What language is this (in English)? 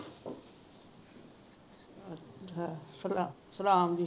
Punjabi